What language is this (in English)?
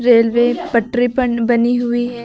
Hindi